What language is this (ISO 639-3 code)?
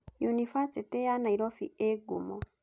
kik